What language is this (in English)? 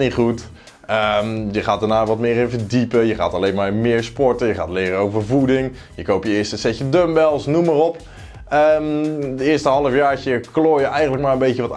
Dutch